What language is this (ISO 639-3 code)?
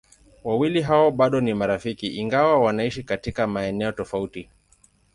swa